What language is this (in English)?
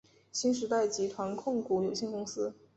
Chinese